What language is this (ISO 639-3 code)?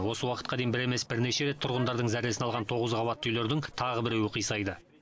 kaz